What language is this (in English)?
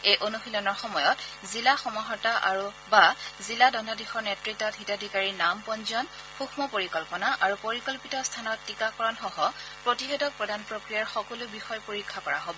Assamese